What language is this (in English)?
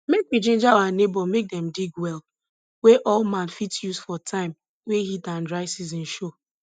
Nigerian Pidgin